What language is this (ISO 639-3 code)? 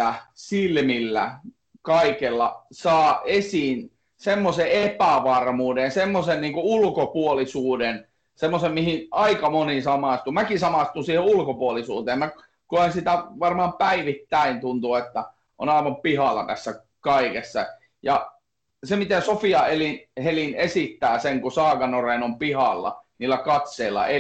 fin